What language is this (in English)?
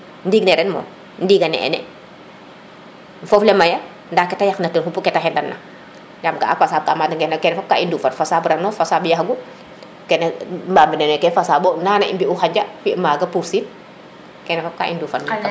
Serer